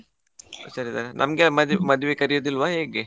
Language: Kannada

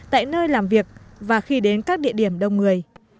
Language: Vietnamese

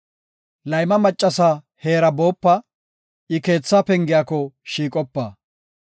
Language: Gofa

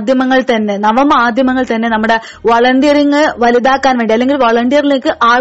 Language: Malayalam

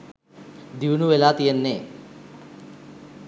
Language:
Sinhala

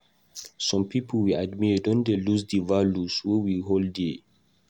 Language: Nigerian Pidgin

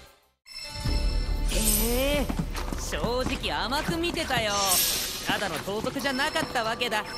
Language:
Japanese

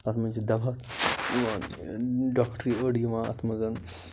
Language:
Kashmiri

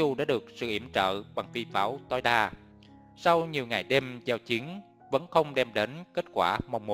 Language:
Vietnamese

